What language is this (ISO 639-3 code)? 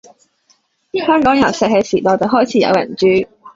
yue